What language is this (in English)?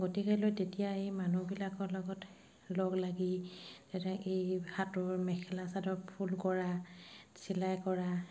Assamese